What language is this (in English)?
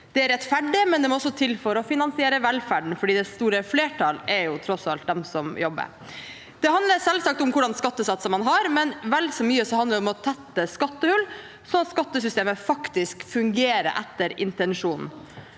Norwegian